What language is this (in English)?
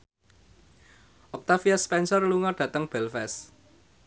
Javanese